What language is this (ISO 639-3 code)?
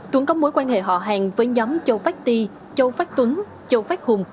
vie